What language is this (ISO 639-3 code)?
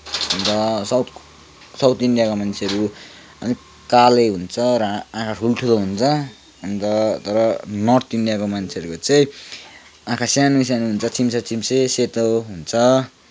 nep